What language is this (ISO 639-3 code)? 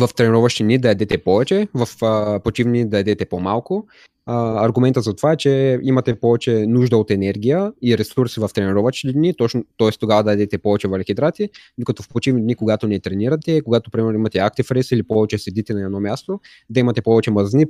bul